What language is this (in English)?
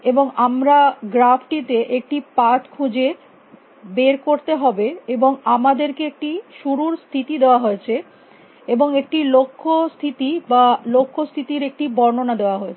Bangla